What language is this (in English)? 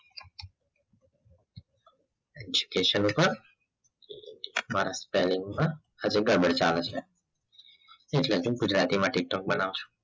Gujarati